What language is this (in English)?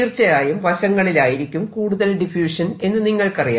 Malayalam